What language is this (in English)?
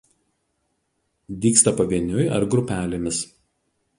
Lithuanian